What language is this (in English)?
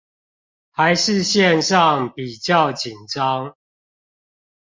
Chinese